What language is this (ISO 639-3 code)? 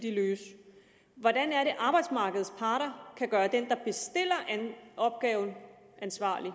dan